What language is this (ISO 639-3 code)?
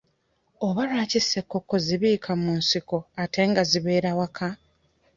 lug